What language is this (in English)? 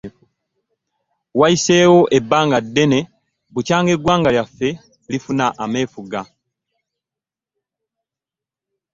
Ganda